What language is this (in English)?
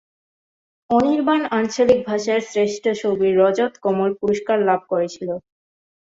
Bangla